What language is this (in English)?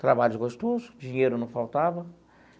Portuguese